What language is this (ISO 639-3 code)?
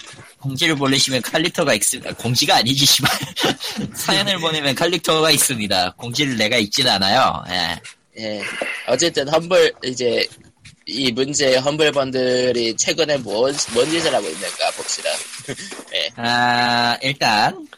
kor